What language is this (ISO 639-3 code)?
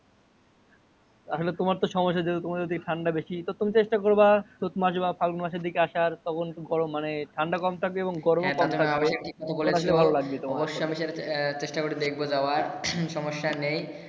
ben